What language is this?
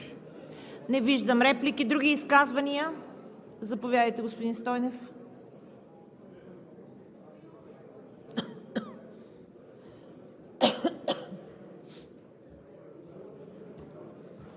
Bulgarian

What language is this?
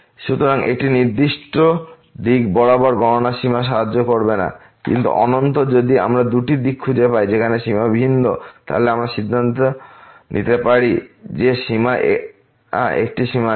Bangla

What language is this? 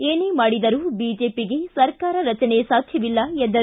Kannada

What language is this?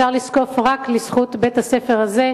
Hebrew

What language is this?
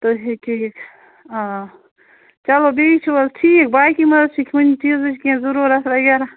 Kashmiri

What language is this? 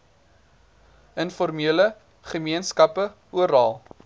Afrikaans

